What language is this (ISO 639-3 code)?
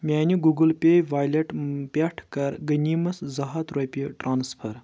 kas